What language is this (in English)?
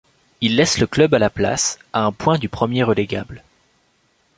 French